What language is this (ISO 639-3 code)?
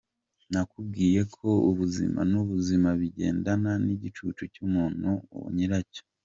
kin